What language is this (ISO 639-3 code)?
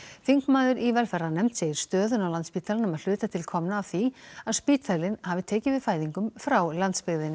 isl